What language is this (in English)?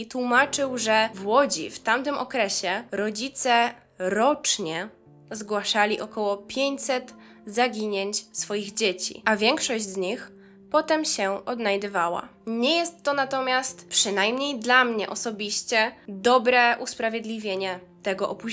Polish